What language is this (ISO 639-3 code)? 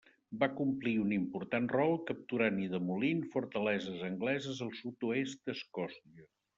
cat